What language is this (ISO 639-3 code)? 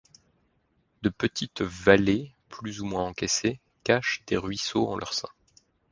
fra